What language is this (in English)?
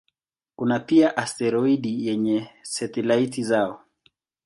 Swahili